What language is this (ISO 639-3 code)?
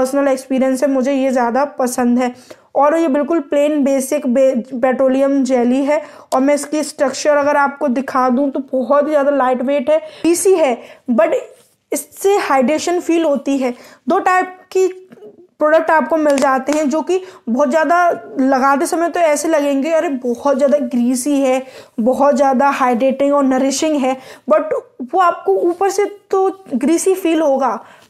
hin